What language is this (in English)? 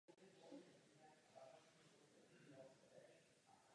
Czech